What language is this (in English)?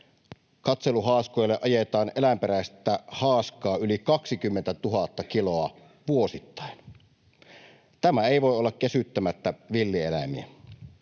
Finnish